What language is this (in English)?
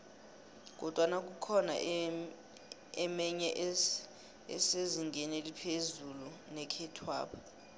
South Ndebele